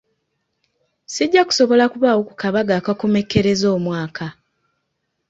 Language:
Ganda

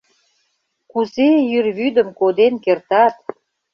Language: Mari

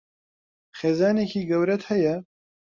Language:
Central Kurdish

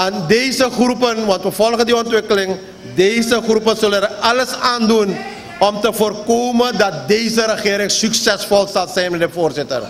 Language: Dutch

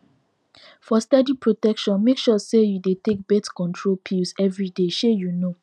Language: Nigerian Pidgin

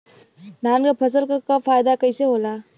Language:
Bhojpuri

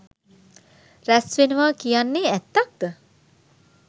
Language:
Sinhala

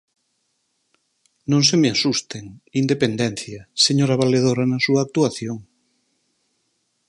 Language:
Galician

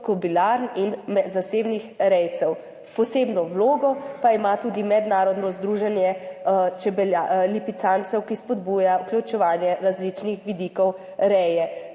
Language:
Slovenian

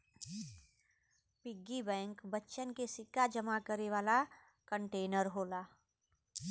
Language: Bhojpuri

